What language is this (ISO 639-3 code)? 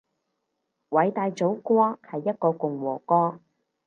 yue